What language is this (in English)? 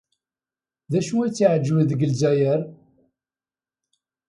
Kabyle